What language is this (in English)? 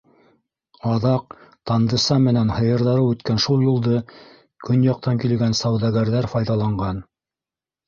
Bashkir